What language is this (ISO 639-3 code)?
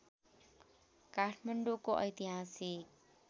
nep